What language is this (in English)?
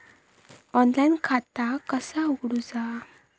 Marathi